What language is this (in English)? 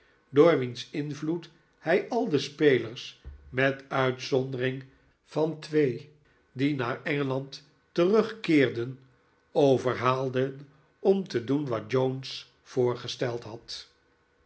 Dutch